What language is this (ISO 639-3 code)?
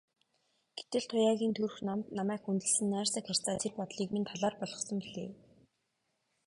mon